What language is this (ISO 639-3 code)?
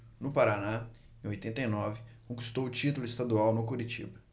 por